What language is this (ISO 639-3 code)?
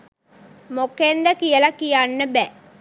sin